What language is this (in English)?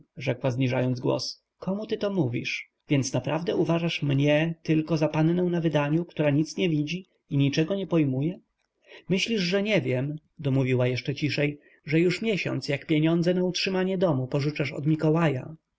Polish